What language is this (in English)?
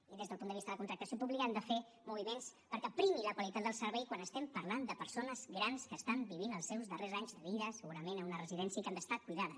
Catalan